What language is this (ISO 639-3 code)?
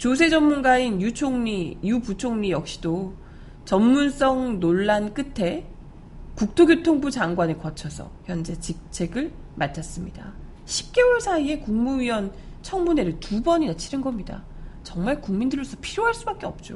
kor